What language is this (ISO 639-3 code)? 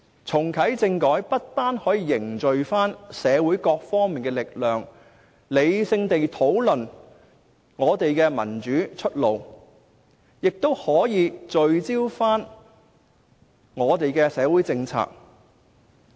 yue